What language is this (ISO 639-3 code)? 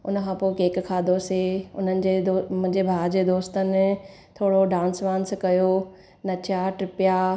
snd